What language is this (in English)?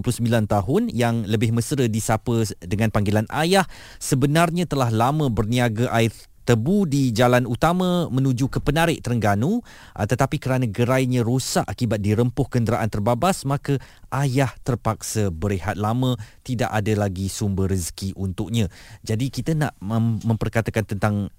Malay